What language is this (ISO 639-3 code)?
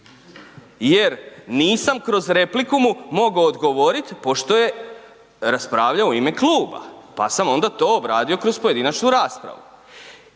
hrv